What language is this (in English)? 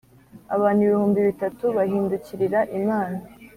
Kinyarwanda